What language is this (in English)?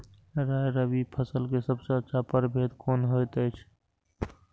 Maithili